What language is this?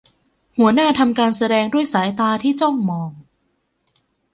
Thai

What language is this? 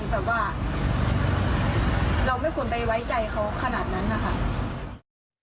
Thai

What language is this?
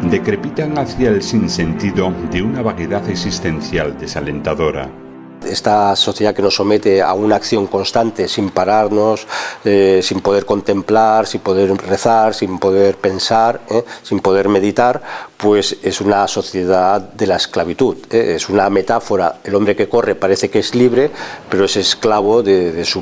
Spanish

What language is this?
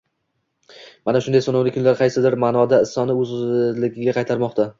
Uzbek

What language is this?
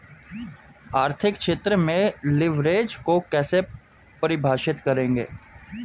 Hindi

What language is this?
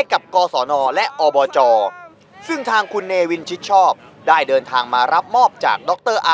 Thai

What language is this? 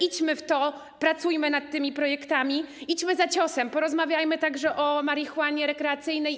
Polish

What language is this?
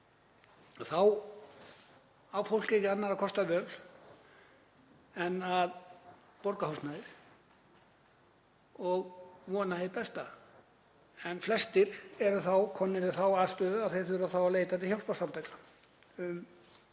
Icelandic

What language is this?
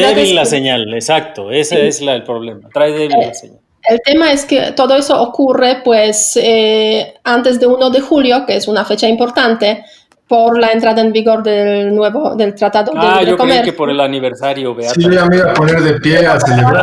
Spanish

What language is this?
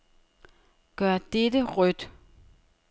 Danish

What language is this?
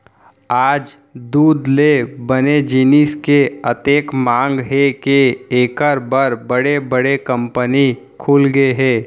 Chhattisgarhi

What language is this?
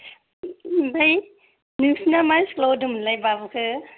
Bodo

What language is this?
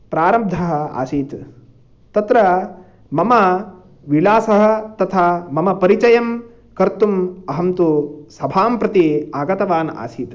Sanskrit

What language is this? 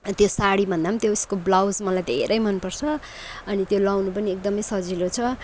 Nepali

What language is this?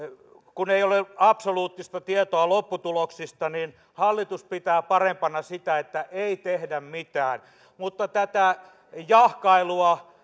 Finnish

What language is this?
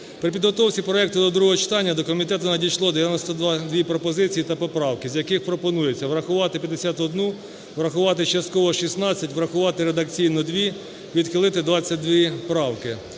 Ukrainian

